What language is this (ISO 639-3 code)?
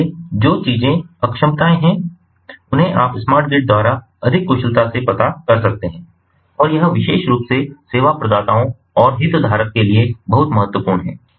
hin